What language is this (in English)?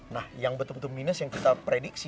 Indonesian